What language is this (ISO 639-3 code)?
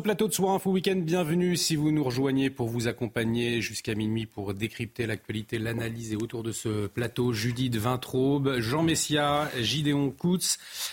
fra